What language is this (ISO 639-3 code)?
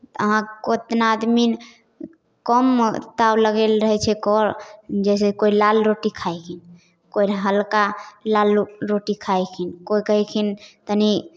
mai